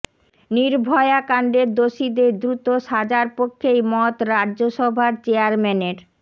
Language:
Bangla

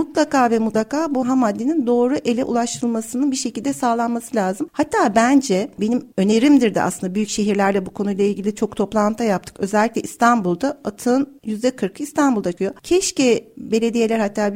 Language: Turkish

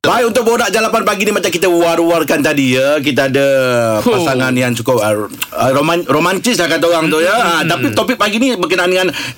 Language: Malay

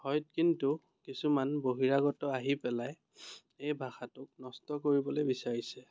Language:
Assamese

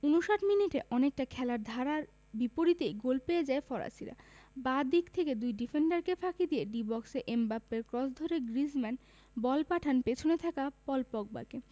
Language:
Bangla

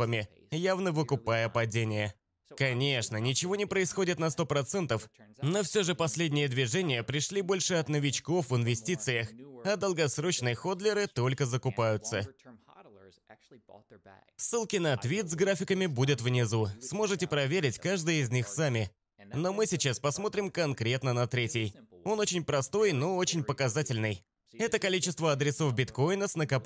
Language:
Russian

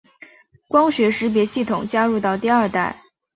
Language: Chinese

